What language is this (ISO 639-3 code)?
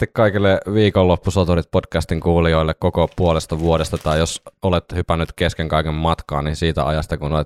fin